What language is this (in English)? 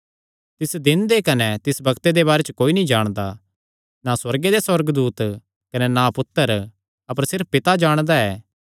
Kangri